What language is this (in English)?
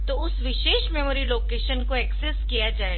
Hindi